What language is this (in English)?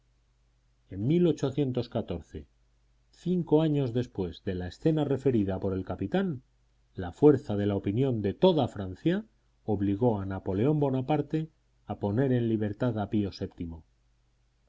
Spanish